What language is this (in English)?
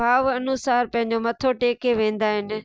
Sindhi